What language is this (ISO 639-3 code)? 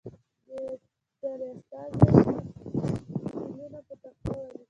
pus